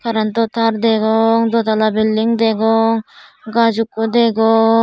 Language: Chakma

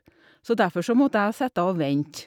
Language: Norwegian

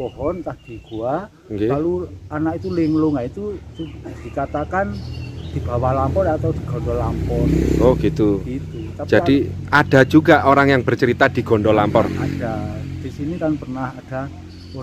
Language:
Indonesian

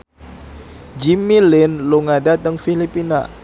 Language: Javanese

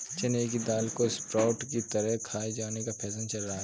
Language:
Hindi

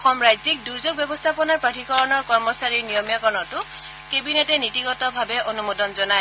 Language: Assamese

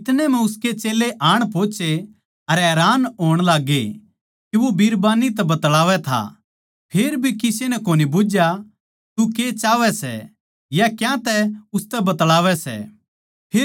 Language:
Haryanvi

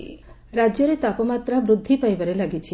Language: Odia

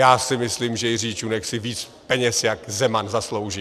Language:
Czech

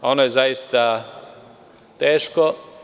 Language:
Serbian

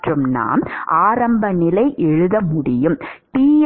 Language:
Tamil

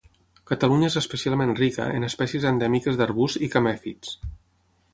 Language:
Catalan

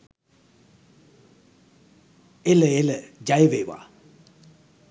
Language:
Sinhala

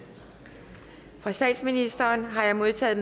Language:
Danish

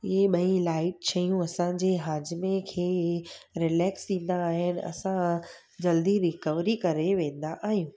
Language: Sindhi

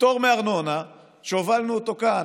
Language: Hebrew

